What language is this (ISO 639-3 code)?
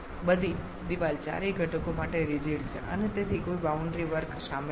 guj